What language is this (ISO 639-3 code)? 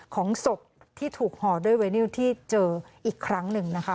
tha